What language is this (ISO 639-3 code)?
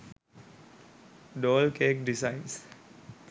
sin